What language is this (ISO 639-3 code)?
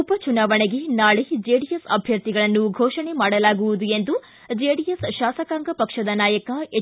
kan